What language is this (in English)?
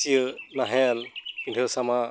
Santali